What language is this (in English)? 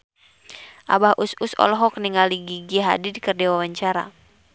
Sundanese